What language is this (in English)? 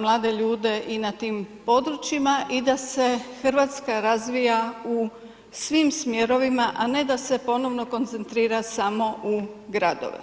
Croatian